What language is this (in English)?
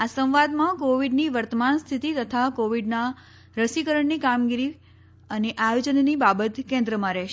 Gujarati